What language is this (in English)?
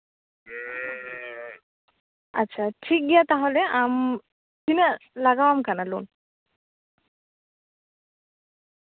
Santali